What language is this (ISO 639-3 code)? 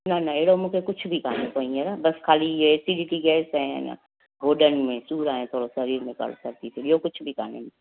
snd